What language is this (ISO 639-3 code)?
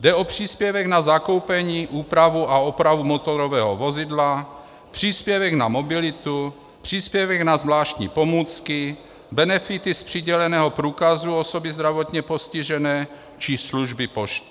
ces